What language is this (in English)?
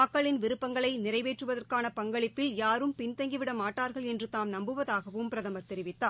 Tamil